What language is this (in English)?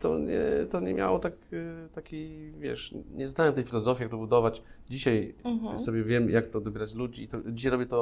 Polish